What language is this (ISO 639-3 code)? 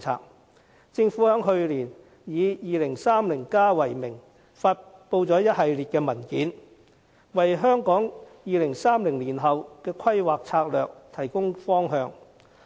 yue